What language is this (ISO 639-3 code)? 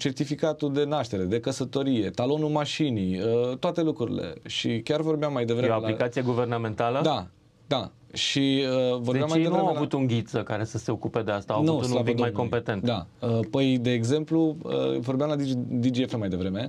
ron